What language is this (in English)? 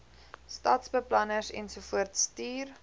Afrikaans